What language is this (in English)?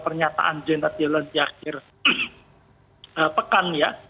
Indonesian